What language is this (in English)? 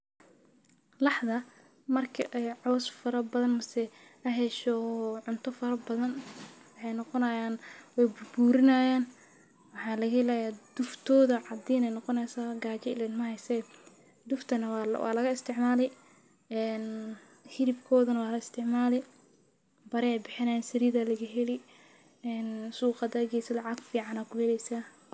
Somali